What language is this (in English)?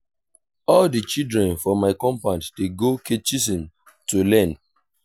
Nigerian Pidgin